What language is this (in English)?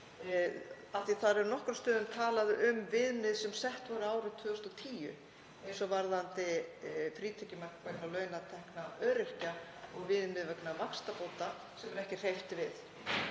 Icelandic